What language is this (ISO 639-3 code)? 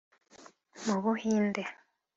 kin